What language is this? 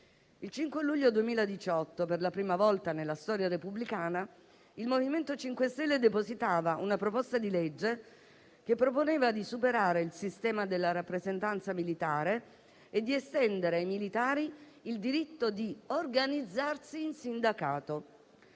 Italian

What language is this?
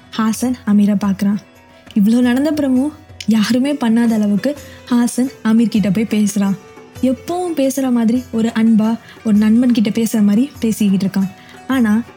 Tamil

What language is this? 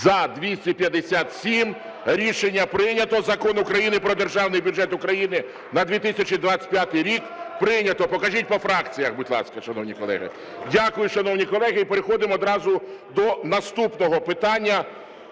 Ukrainian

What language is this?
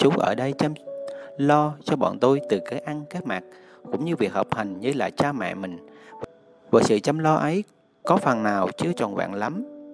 Vietnamese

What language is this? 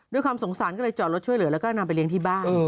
Thai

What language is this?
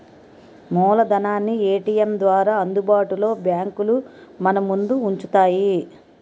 Telugu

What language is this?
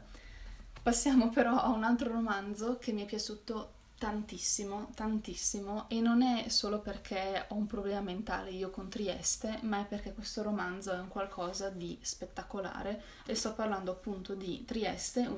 Italian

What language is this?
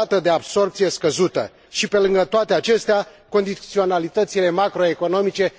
Romanian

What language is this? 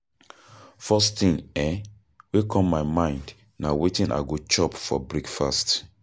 Nigerian Pidgin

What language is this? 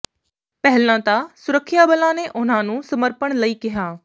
Punjabi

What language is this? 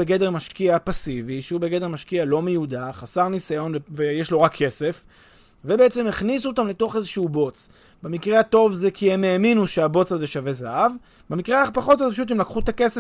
Hebrew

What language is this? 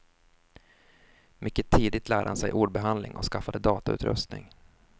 Swedish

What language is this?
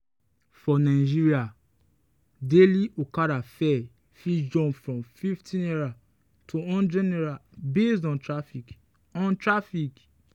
Nigerian Pidgin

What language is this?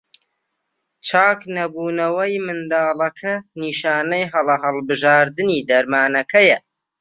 Central Kurdish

